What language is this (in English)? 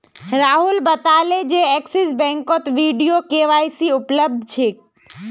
Magahi